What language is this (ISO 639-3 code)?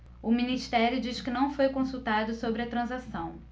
por